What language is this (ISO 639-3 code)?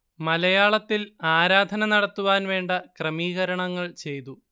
mal